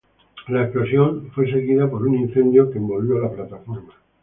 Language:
Spanish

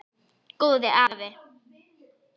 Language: Icelandic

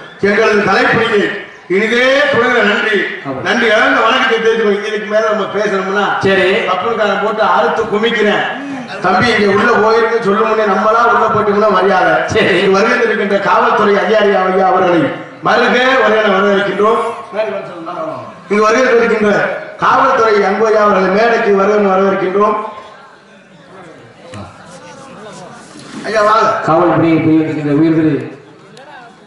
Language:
Arabic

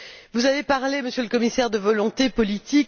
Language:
French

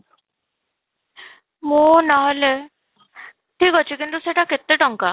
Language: Odia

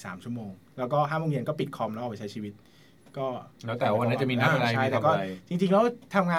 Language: Thai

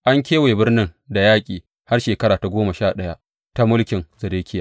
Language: Hausa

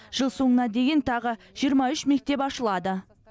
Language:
Kazakh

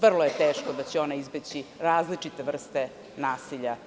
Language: Serbian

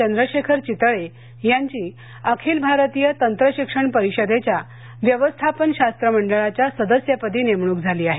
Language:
Marathi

